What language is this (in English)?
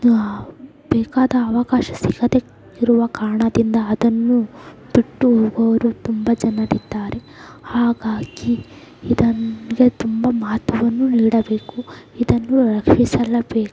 Kannada